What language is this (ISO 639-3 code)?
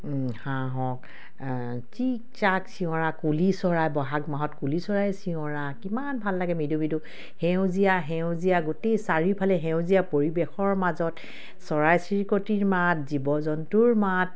asm